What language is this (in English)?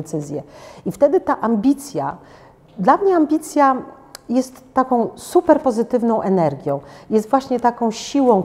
Polish